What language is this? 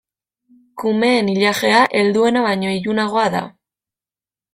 Basque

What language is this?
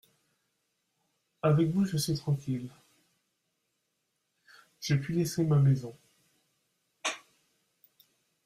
French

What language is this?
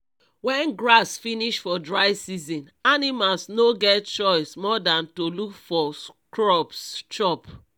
Nigerian Pidgin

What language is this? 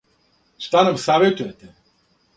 Serbian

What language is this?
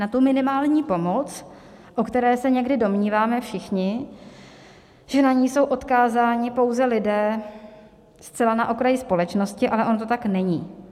Czech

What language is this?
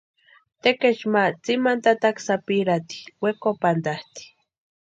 Western Highland Purepecha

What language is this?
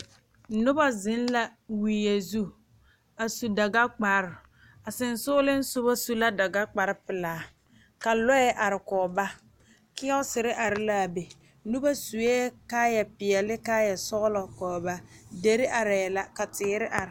Southern Dagaare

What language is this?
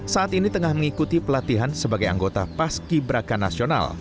Indonesian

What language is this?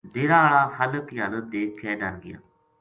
Gujari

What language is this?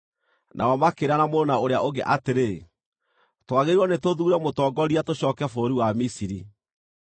Kikuyu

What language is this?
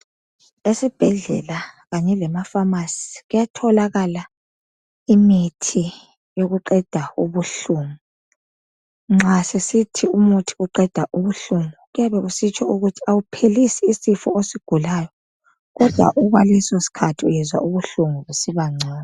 North Ndebele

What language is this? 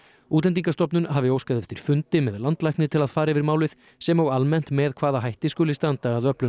Icelandic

